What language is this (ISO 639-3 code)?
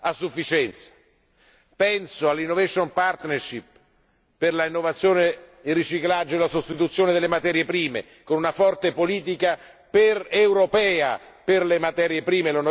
ita